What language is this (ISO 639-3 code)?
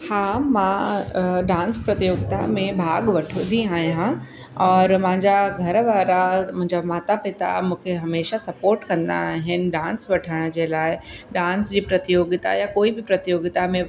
snd